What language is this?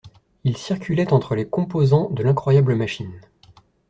French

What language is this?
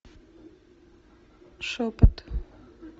Russian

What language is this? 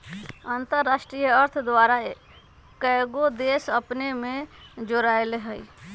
Magahi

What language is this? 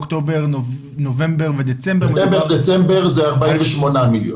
Hebrew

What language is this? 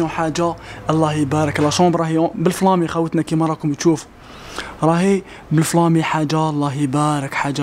Arabic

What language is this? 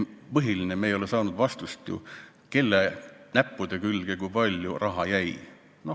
Estonian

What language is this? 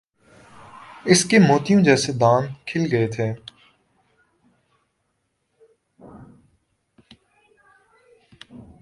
Urdu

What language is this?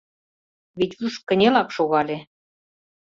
Mari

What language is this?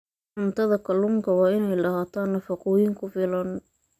Somali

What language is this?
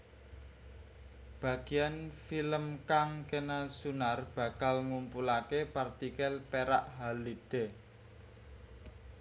Javanese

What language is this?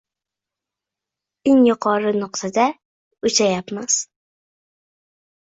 Uzbek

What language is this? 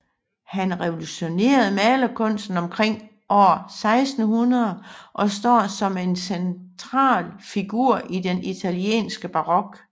Danish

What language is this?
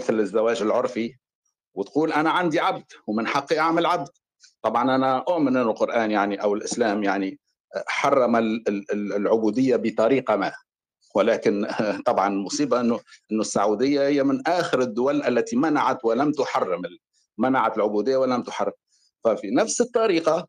Arabic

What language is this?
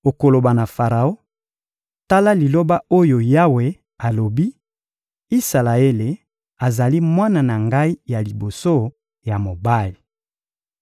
Lingala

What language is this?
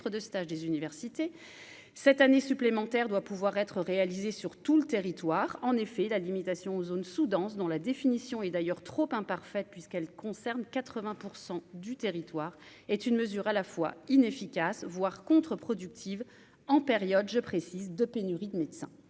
French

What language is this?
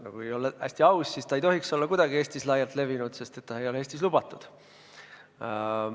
Estonian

